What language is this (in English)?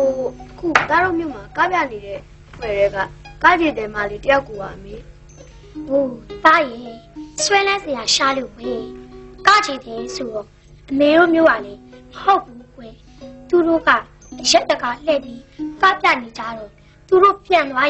Thai